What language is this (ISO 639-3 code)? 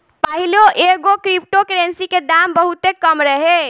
bho